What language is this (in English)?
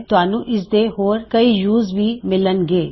Punjabi